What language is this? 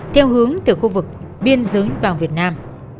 Vietnamese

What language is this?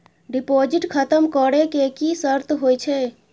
Maithili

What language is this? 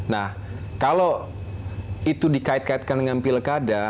Indonesian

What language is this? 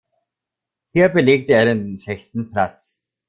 German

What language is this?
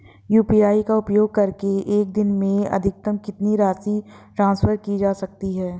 Hindi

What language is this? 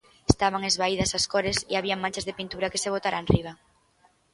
Galician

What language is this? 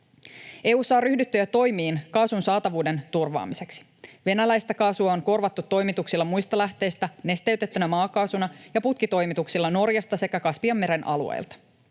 Finnish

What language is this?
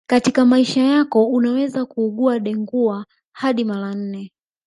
Swahili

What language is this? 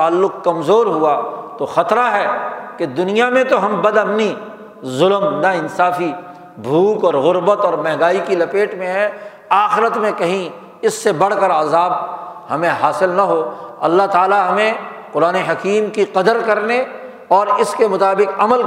Urdu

